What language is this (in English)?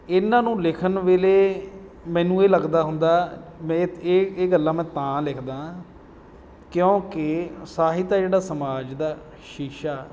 Punjabi